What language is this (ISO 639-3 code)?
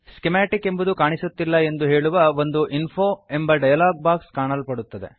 kan